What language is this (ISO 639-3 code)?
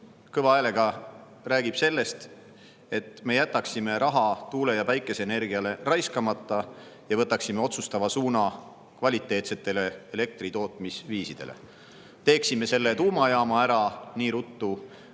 est